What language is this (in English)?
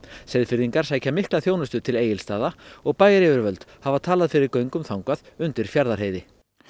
Icelandic